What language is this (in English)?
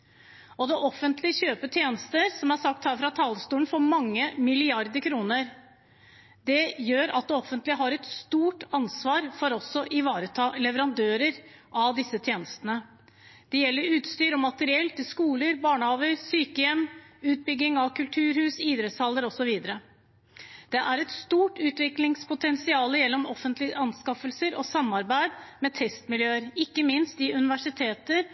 Norwegian Bokmål